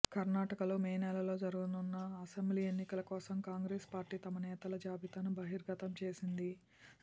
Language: Telugu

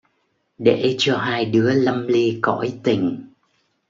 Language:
Vietnamese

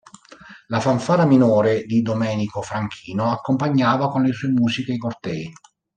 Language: Italian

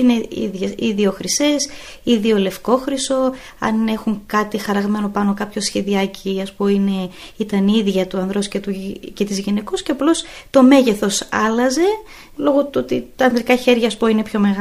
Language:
Greek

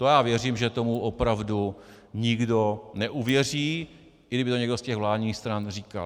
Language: Czech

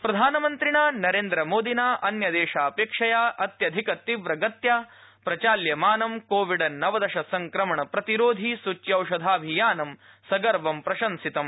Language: Sanskrit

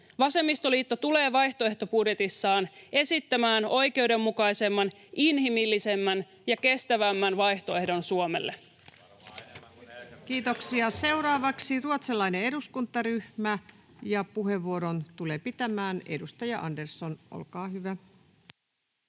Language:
Finnish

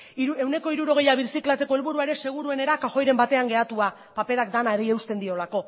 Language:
Basque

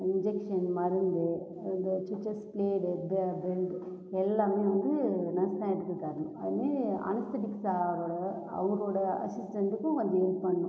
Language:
Tamil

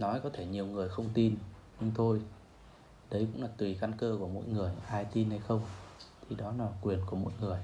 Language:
Vietnamese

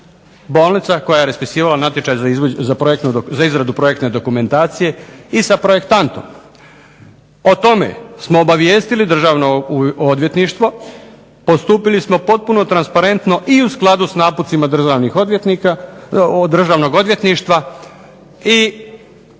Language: Croatian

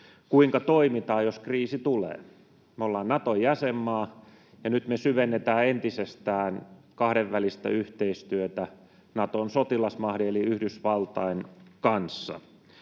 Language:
Finnish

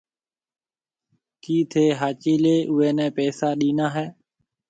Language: Marwari (Pakistan)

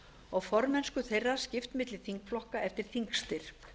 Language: Icelandic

